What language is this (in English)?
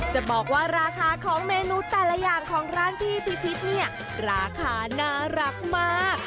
Thai